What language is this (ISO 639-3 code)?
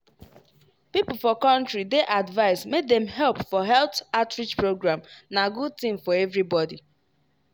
pcm